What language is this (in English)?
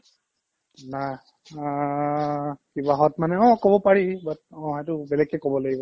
Assamese